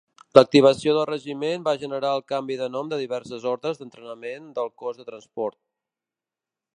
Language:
Catalan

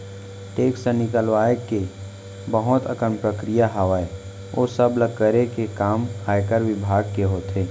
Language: Chhattisgarhi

